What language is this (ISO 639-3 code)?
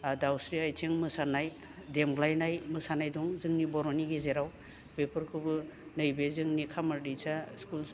brx